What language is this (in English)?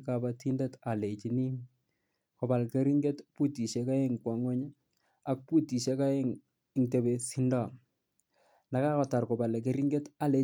Kalenjin